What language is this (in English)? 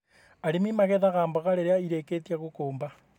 Kikuyu